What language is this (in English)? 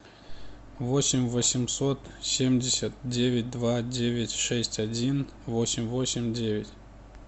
Russian